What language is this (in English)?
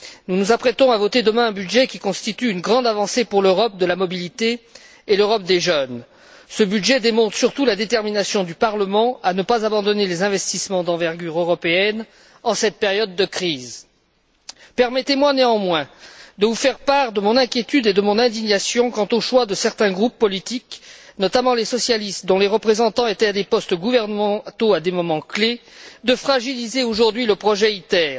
French